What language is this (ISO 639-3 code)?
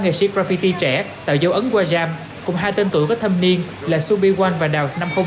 vie